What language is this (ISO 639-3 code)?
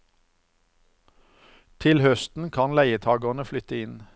nor